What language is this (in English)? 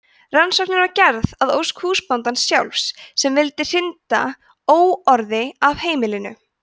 Icelandic